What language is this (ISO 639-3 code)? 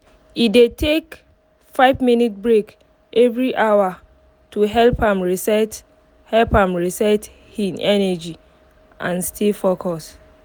pcm